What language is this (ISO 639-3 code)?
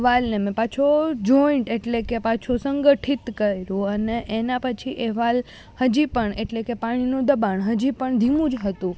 guj